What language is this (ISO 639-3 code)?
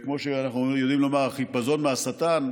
heb